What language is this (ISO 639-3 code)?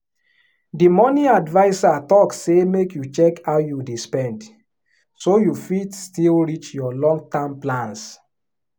pcm